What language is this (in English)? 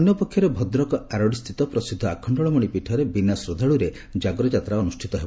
Odia